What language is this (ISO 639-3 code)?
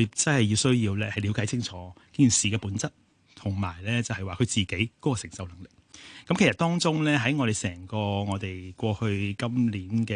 zho